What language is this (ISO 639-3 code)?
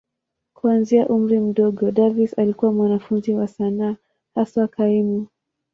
swa